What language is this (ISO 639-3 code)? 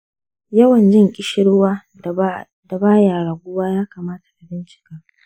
hau